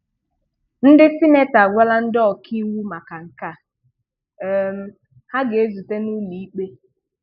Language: Igbo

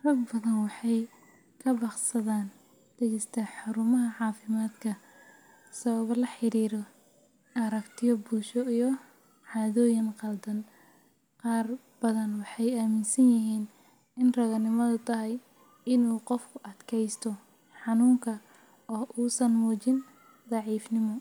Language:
Somali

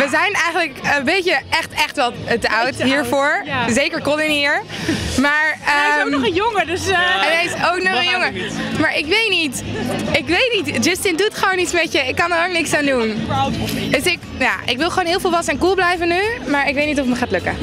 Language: Dutch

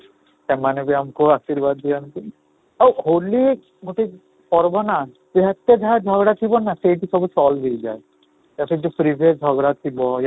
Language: Odia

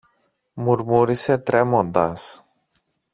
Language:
Greek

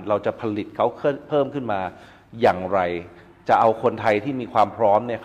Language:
Thai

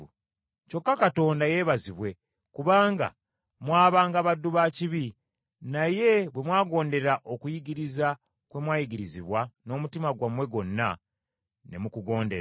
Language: Ganda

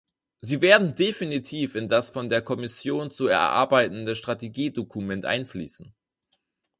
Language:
German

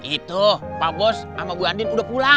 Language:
Indonesian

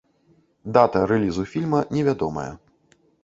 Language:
Belarusian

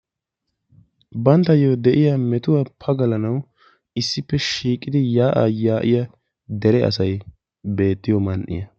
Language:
Wolaytta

